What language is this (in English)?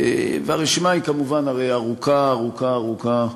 Hebrew